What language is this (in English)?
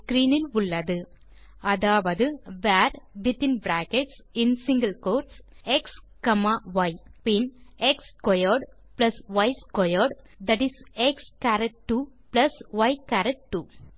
Tamil